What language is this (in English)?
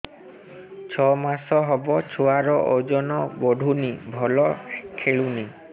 Odia